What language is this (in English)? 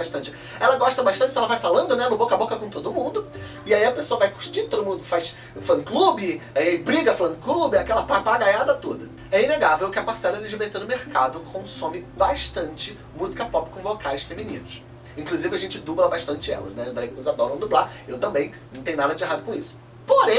Portuguese